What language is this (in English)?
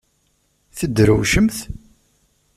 Kabyle